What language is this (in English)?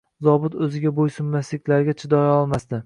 Uzbek